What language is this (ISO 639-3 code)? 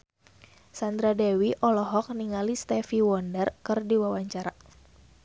sun